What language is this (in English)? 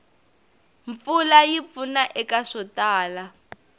Tsonga